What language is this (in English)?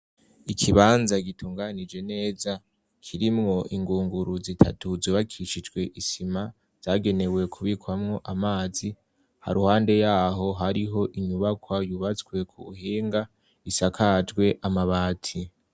Rundi